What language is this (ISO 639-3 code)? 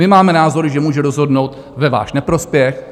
ces